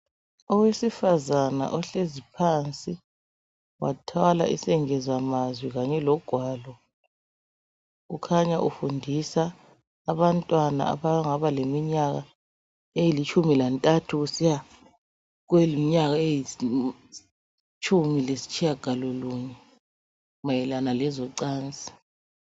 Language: North Ndebele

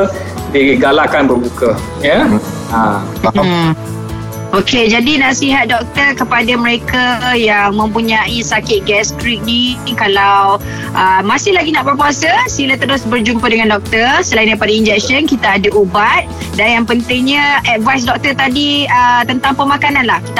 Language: Malay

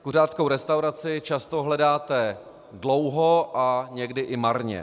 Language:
Czech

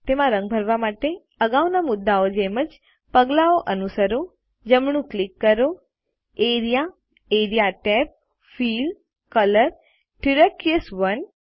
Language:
Gujarati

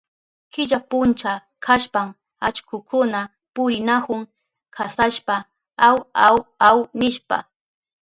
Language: Southern Pastaza Quechua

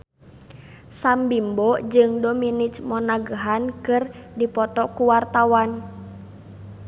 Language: Sundanese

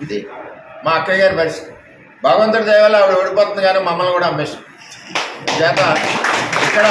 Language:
Telugu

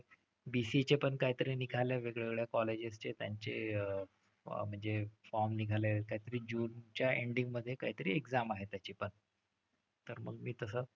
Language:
Marathi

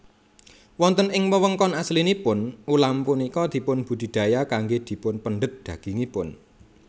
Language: Javanese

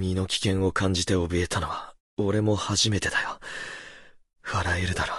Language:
Japanese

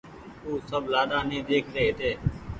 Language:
Goaria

